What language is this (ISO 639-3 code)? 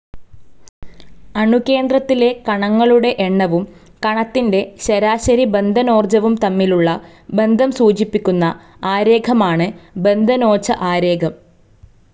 mal